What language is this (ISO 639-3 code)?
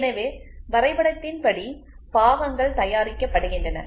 tam